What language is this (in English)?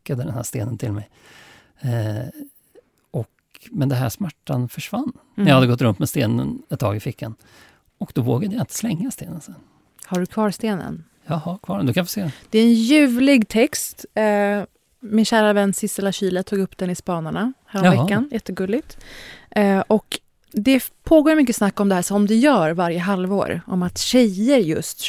Swedish